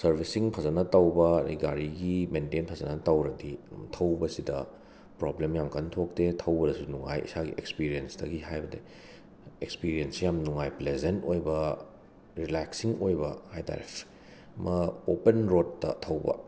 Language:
Manipuri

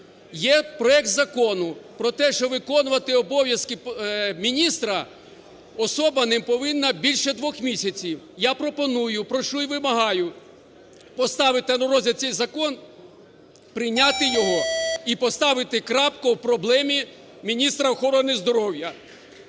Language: Ukrainian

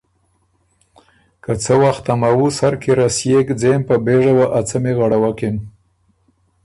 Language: Ormuri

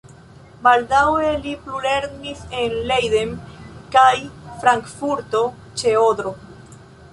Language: Esperanto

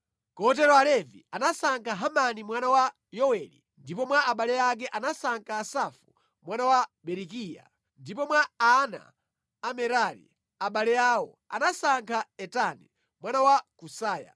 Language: Nyanja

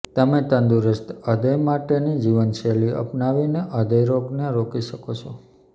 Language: Gujarati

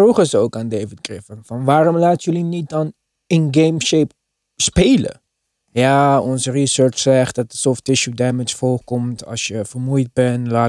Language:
Dutch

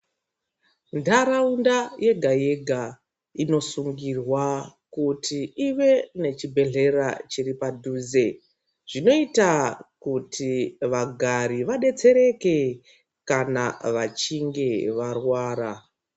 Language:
Ndau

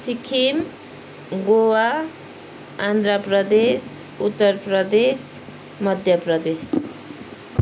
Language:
Nepali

